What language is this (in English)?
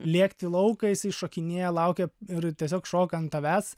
Lithuanian